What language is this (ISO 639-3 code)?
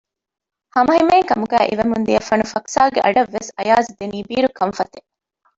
div